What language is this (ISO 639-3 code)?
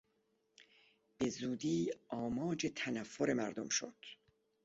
fas